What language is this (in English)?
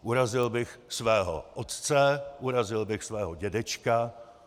Czech